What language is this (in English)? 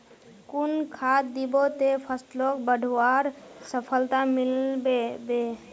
Magahi